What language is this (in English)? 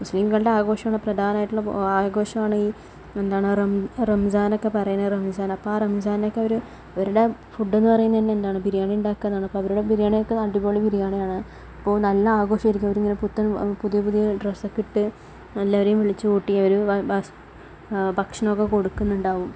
Malayalam